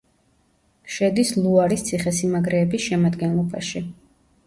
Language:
Georgian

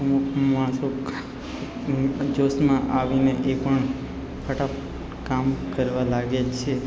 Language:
Gujarati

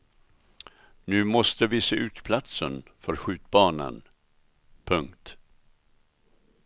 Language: Swedish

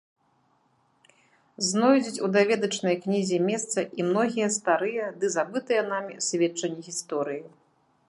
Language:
Belarusian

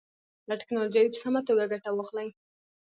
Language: Pashto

